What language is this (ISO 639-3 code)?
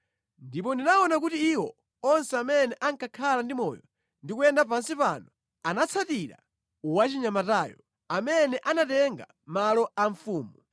nya